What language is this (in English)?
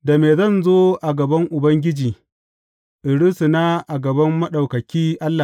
Hausa